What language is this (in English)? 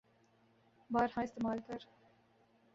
Urdu